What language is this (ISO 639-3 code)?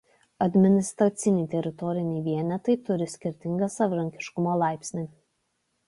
lit